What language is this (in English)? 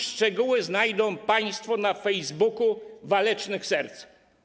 Polish